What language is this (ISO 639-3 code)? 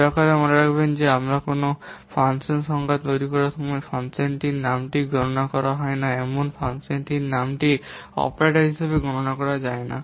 ben